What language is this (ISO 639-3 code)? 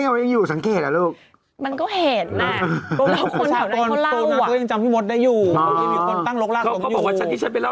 tha